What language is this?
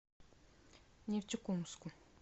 Russian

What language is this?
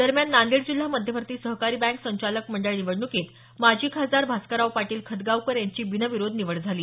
Marathi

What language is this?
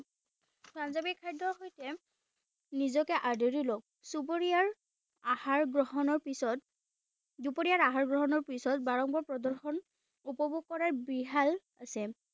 Assamese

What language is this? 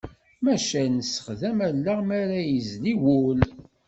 Kabyle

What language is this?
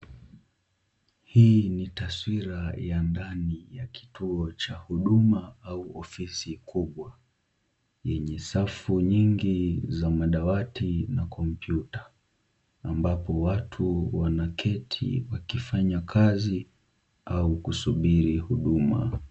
Swahili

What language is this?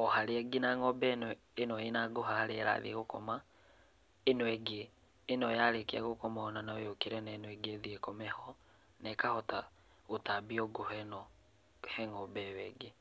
Kikuyu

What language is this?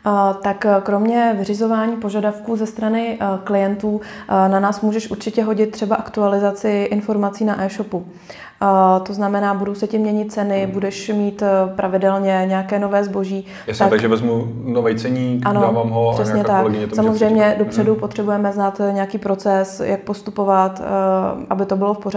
Czech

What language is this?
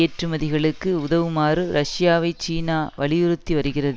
Tamil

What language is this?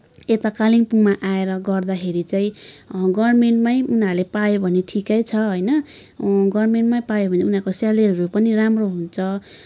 Nepali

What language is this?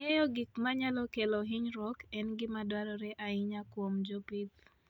Luo (Kenya and Tanzania)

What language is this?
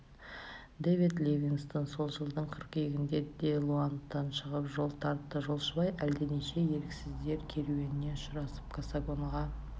Kazakh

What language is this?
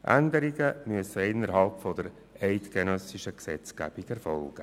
Swiss German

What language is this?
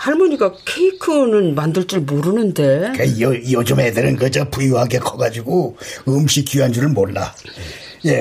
Korean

